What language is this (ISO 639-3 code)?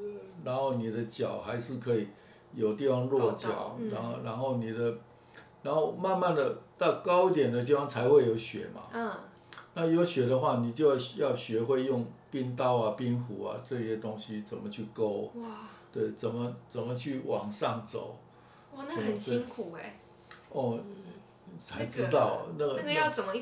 zho